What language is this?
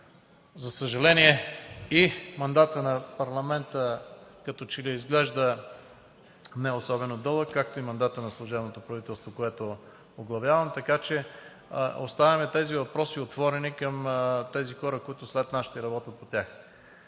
Bulgarian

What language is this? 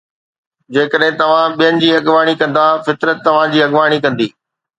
Sindhi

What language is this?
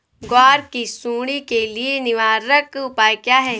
Hindi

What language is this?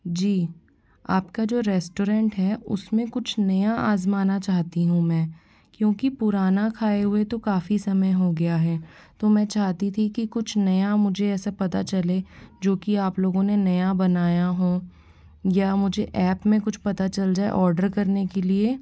Hindi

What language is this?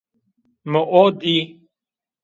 Zaza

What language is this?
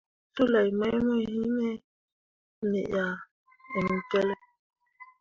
Mundang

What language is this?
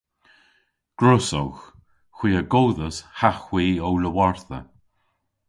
Cornish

